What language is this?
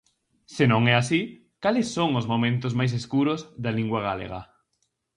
Galician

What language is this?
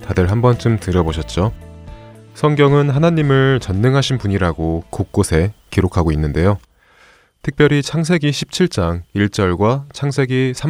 Korean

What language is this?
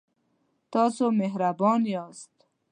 Pashto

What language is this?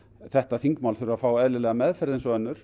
Icelandic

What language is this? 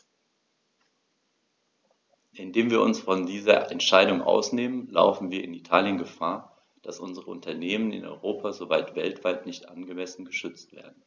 German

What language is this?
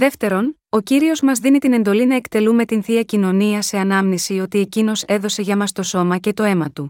Greek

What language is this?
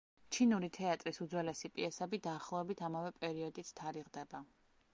Georgian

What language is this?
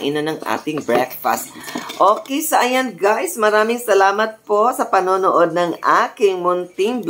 Filipino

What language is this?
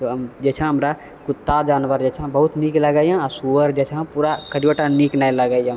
Maithili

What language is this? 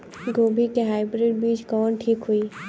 Bhojpuri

